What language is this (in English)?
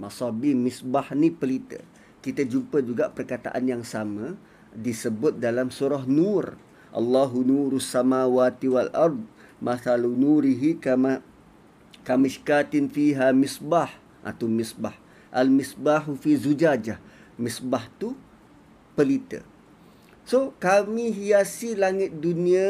Malay